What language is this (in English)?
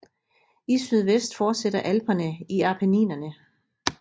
Danish